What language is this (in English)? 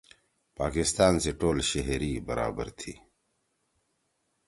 Torwali